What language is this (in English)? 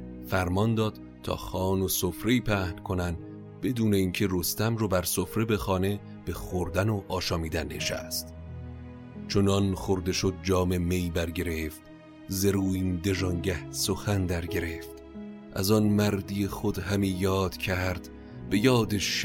Persian